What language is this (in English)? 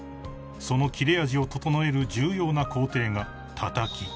Japanese